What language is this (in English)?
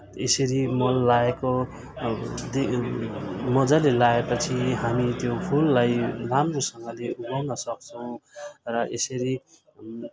Nepali